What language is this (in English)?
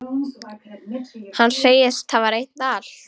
Icelandic